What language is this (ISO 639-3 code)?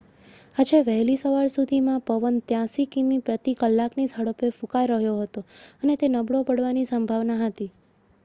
guj